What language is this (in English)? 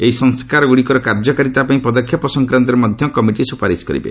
Odia